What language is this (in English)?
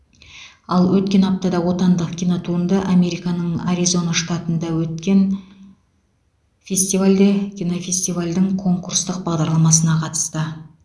Kazakh